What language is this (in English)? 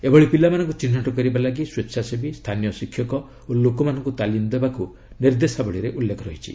Odia